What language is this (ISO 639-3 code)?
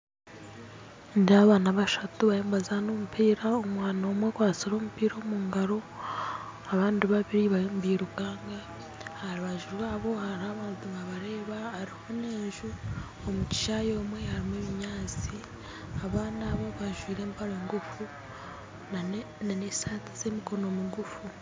nyn